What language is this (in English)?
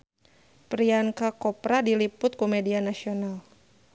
Sundanese